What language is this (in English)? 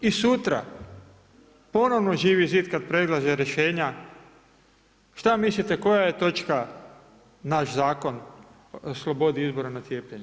Croatian